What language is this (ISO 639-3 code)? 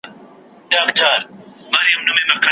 pus